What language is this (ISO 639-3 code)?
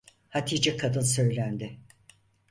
tur